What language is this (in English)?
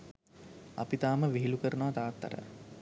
Sinhala